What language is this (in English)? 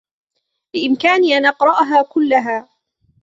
Arabic